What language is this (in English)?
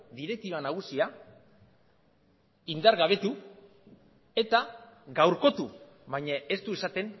Basque